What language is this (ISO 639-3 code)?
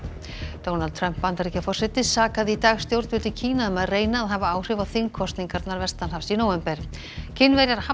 isl